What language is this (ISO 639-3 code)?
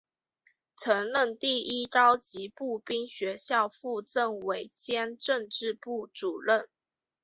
zho